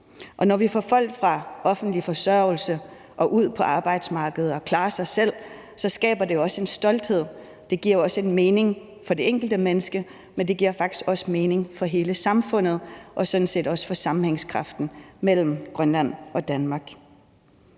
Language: Danish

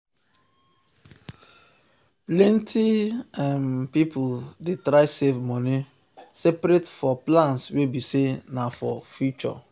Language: Nigerian Pidgin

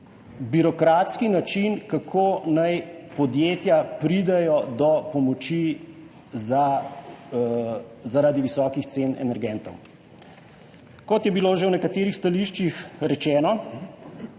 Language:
Slovenian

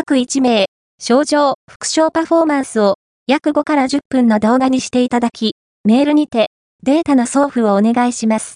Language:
Japanese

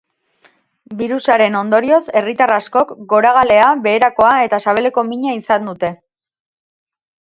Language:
Basque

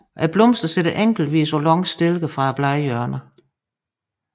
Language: Danish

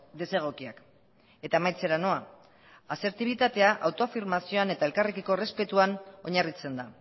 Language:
Basque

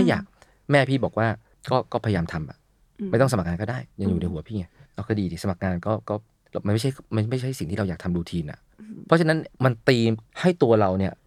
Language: Thai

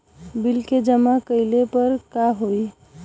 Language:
Bhojpuri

